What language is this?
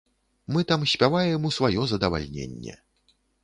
Belarusian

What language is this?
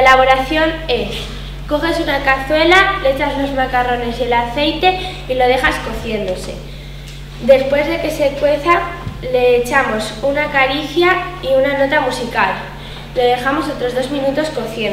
Spanish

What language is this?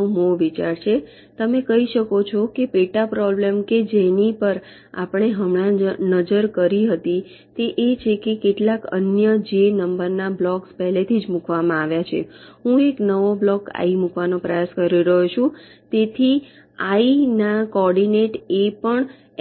Gujarati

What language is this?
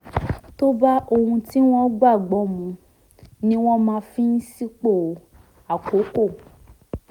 Yoruba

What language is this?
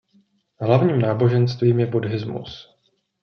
Czech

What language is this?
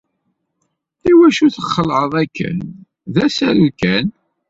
Kabyle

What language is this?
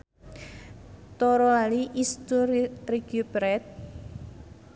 Sundanese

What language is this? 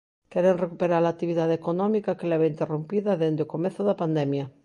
Galician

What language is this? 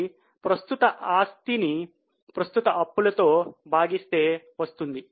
Telugu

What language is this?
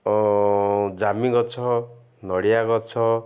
Odia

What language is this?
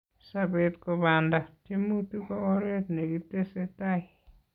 Kalenjin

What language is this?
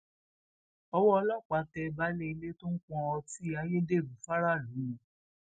Yoruba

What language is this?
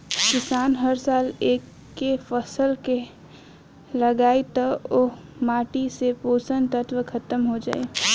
Bhojpuri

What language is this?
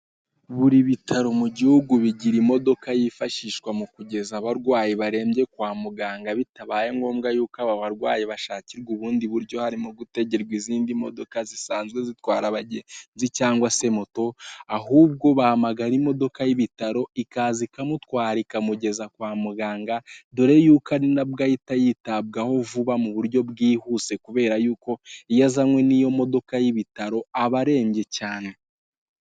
Kinyarwanda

